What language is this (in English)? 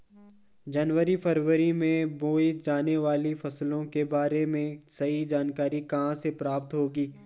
Hindi